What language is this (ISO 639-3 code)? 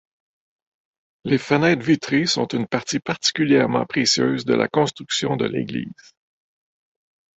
fra